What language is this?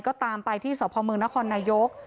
Thai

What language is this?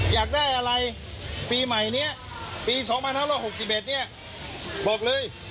Thai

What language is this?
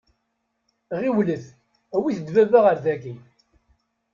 Kabyle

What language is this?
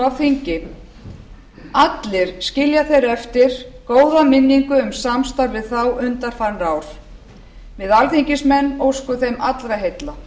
Icelandic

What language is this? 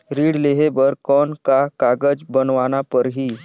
Chhattisgarhi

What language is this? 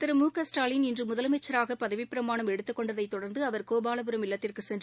Tamil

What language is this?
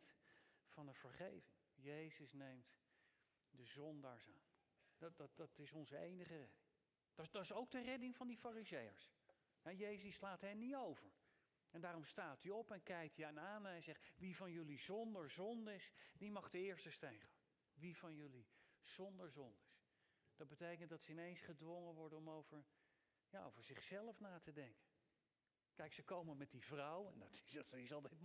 Dutch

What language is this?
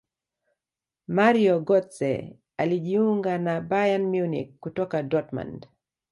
Swahili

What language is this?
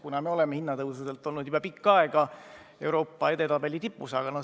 Estonian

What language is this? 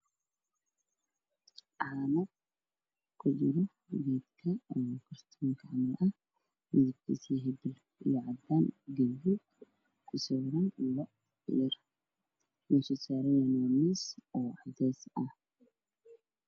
Somali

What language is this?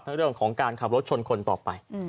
Thai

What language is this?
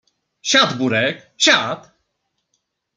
Polish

